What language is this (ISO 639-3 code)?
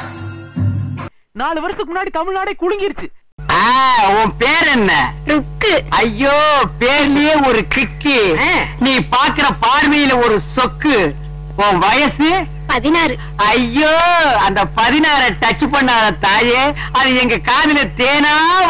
hin